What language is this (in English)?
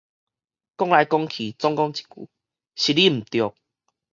Min Nan Chinese